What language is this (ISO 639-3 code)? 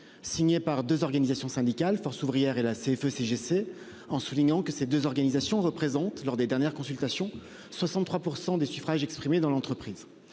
fra